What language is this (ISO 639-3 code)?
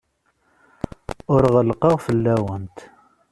kab